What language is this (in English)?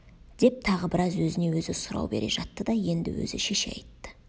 Kazakh